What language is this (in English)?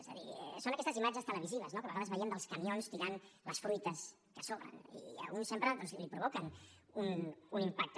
Catalan